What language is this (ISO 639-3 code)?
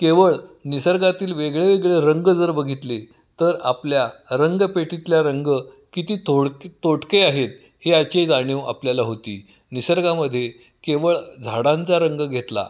mar